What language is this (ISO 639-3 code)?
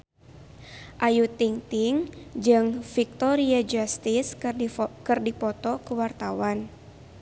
sun